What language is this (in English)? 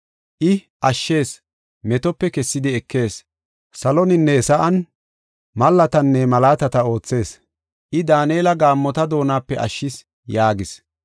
Gofa